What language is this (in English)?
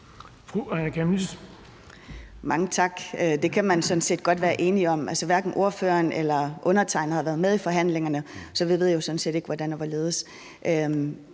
Danish